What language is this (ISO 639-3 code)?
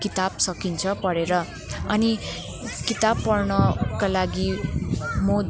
nep